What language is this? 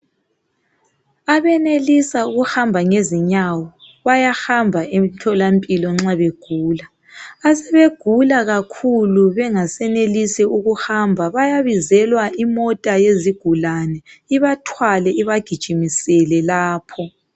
North Ndebele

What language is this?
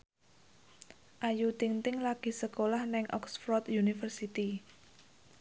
Javanese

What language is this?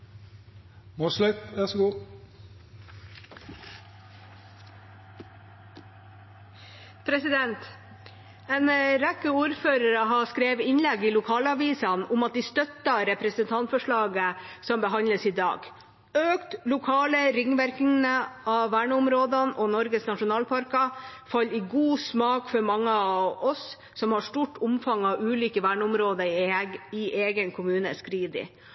Norwegian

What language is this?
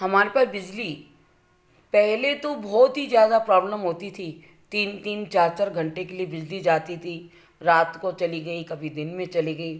Hindi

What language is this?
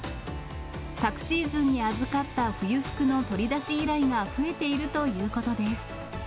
Japanese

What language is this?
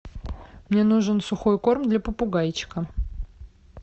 Russian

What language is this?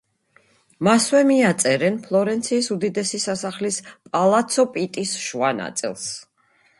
Georgian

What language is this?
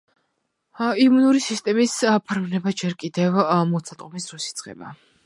Georgian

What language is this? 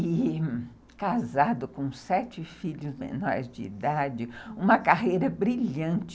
Portuguese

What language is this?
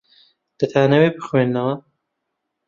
Central Kurdish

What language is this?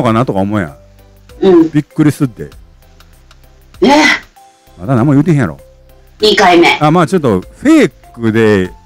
Japanese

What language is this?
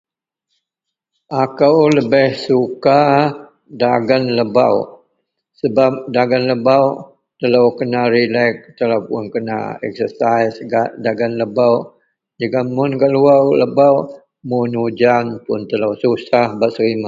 Central Melanau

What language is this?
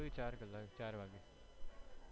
Gujarati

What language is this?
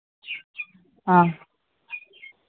Manipuri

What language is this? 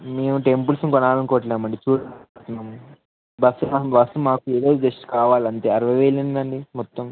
Telugu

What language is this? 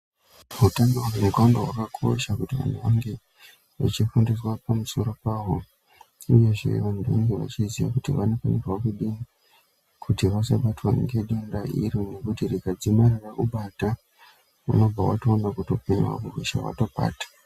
Ndau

